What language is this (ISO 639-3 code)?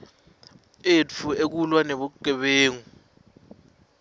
ssw